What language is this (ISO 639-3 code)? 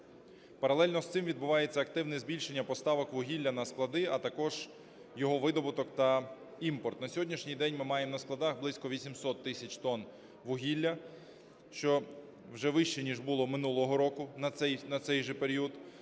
ukr